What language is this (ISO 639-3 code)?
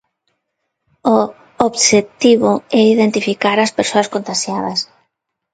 glg